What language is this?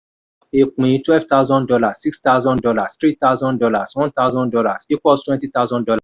Yoruba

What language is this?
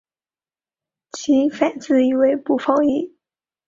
Chinese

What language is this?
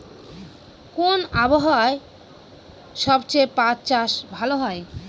Bangla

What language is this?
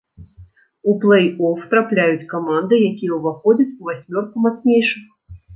Belarusian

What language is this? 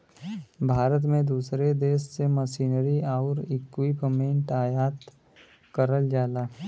Bhojpuri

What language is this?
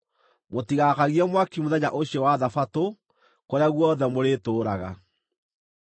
Kikuyu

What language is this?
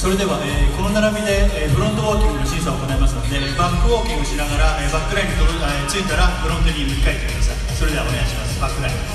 Japanese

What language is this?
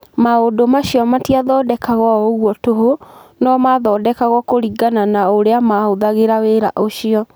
Kikuyu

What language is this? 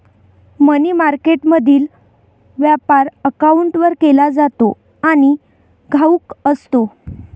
Marathi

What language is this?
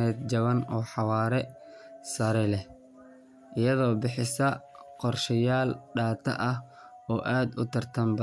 Somali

